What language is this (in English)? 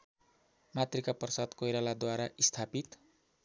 Nepali